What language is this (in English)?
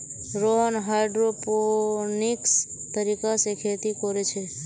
Magahi